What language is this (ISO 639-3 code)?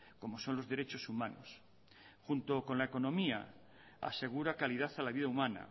spa